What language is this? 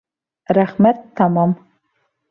Bashkir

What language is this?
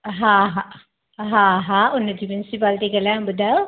Sindhi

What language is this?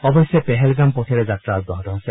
Assamese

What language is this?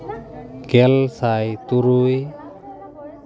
Santali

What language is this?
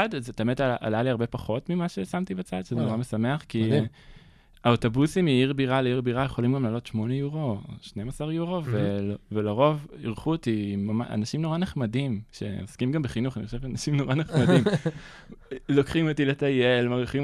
Hebrew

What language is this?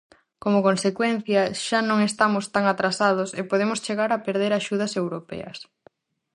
Galician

